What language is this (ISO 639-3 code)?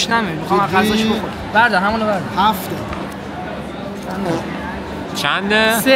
fas